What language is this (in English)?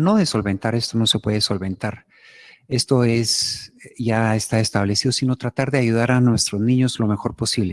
Spanish